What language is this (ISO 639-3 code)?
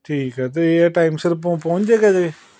pan